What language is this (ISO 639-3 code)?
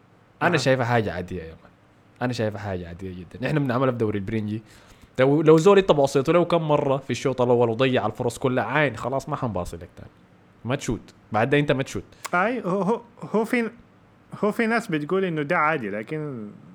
ara